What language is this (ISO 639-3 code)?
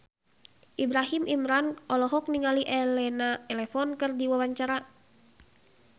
sun